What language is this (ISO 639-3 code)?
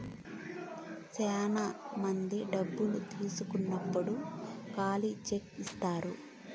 tel